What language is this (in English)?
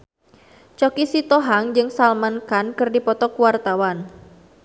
Sundanese